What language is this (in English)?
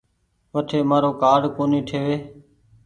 Goaria